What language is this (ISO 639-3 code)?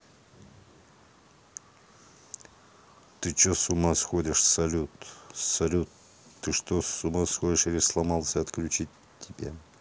rus